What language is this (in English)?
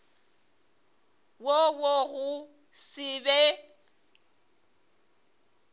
Northern Sotho